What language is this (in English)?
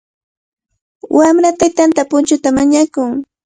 Cajatambo North Lima Quechua